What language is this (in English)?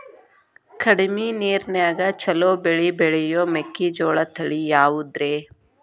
Kannada